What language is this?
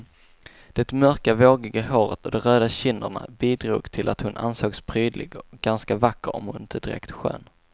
Swedish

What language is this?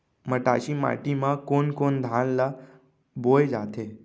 Chhattisgarhi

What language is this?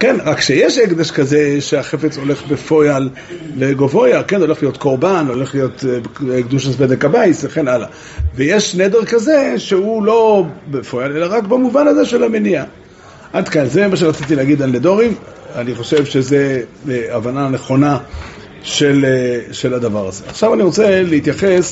Hebrew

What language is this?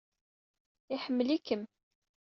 Kabyle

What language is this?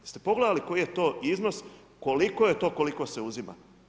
Croatian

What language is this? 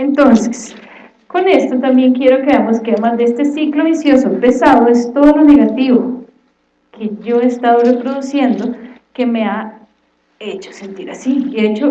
Spanish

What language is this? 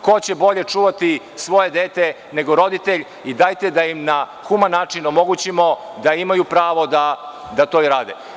Serbian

